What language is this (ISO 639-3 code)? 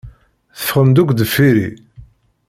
kab